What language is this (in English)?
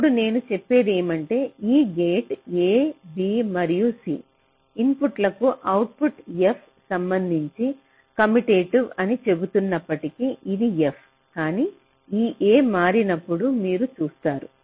Telugu